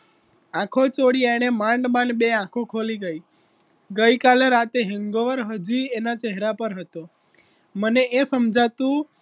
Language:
Gujarati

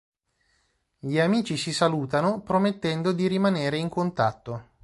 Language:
Italian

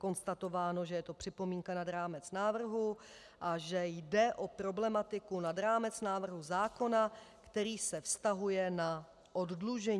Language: Czech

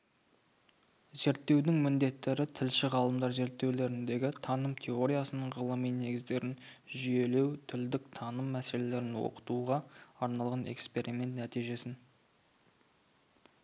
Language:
Kazakh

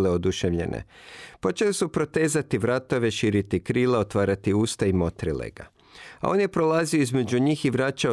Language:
Croatian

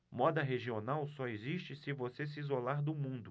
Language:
Portuguese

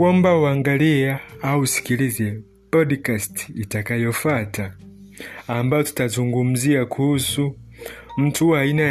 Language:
Swahili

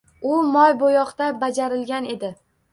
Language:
Uzbek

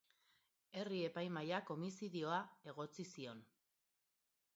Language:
Basque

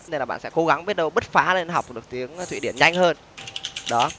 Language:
Vietnamese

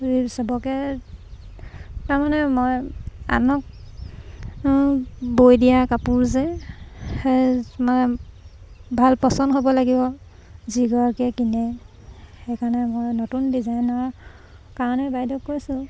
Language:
Assamese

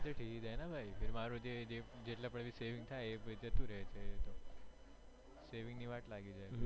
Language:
Gujarati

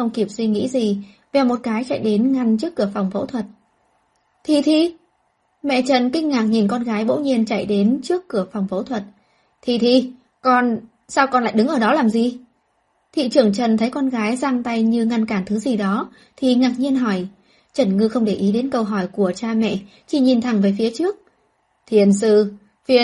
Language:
Vietnamese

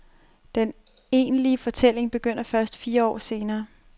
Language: Danish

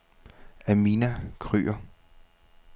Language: Danish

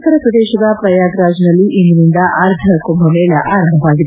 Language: Kannada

